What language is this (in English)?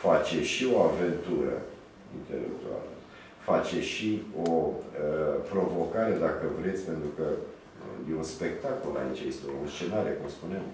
Romanian